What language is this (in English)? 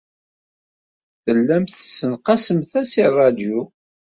Kabyle